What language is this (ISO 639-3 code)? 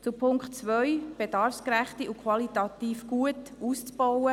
gsw